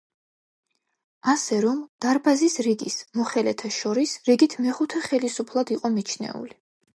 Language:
Georgian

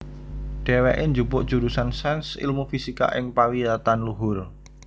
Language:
Javanese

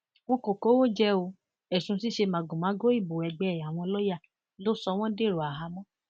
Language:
Yoruba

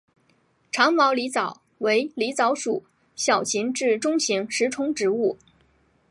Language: Chinese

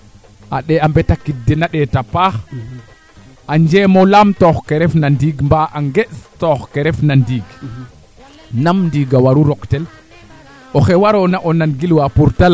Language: Serer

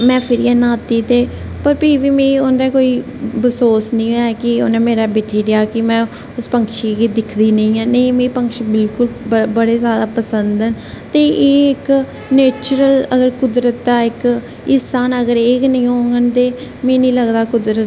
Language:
Dogri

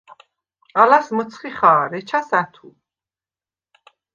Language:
Svan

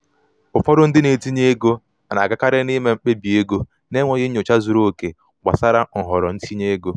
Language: Igbo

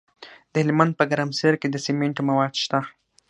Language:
Pashto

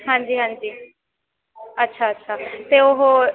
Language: Punjabi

